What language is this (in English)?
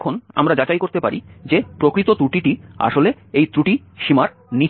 Bangla